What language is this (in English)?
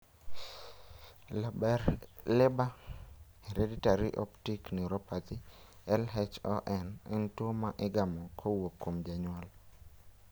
Luo (Kenya and Tanzania)